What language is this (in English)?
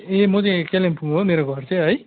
Nepali